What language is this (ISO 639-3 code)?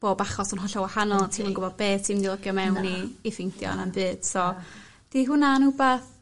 cym